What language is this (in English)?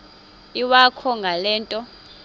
Xhosa